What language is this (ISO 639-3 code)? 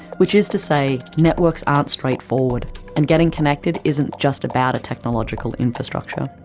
eng